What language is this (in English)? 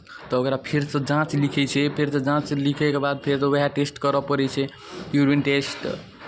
Maithili